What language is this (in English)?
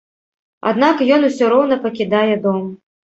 Belarusian